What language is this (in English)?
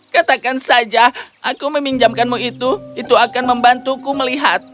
Indonesian